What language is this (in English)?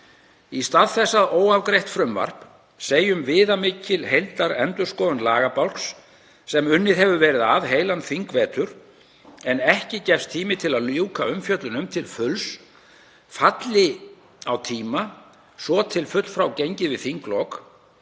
Icelandic